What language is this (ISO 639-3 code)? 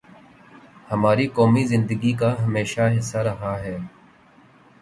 urd